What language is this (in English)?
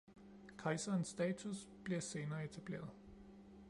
Danish